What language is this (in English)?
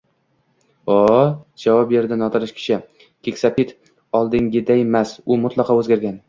Uzbek